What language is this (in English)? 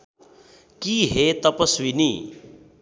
Nepali